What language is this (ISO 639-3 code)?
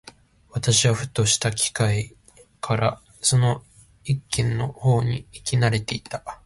jpn